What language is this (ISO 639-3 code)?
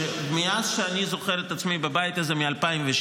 heb